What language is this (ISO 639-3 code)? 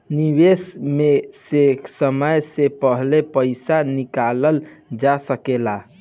bho